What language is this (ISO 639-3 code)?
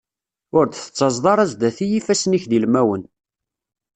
kab